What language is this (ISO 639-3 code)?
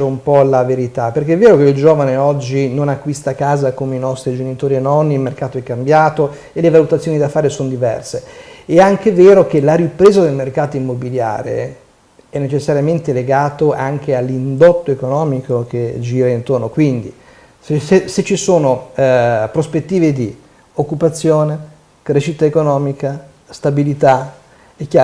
ita